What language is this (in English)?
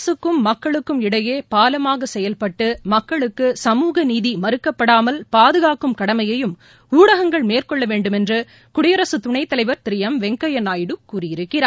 Tamil